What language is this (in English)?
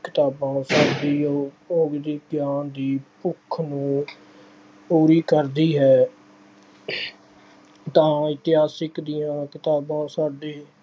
Punjabi